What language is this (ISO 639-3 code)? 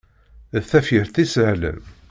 kab